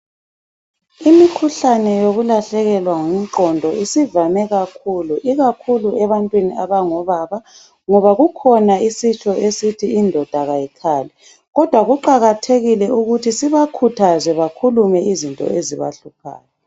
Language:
North Ndebele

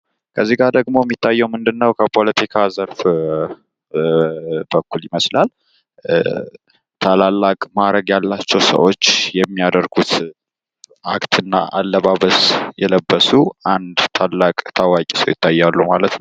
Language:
Amharic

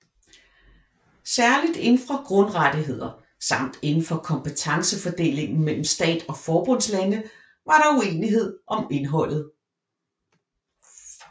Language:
Danish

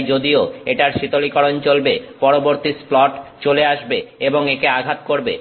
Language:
Bangla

